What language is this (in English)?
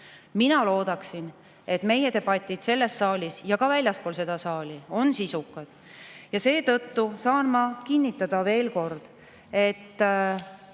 Estonian